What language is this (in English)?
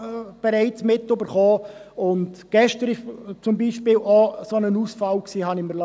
Swiss German